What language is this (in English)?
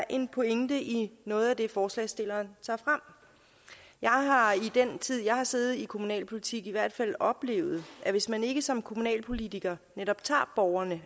Danish